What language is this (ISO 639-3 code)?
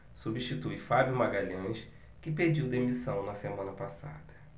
por